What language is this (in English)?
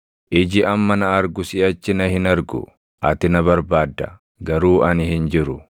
Oromo